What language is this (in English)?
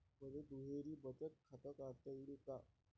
Marathi